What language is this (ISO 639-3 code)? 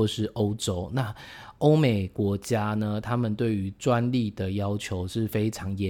zho